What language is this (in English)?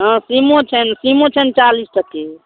Maithili